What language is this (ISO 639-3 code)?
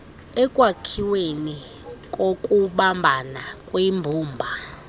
xho